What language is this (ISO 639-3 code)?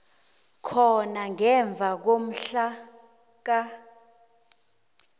nbl